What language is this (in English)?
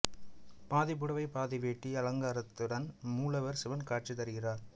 Tamil